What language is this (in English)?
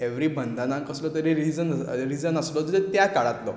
Konkani